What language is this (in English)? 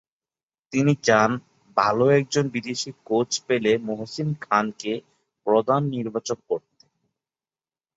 Bangla